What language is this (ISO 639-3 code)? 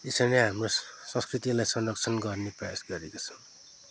nep